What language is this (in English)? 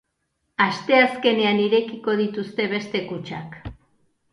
Basque